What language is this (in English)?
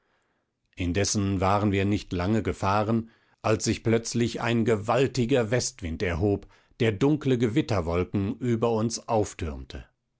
German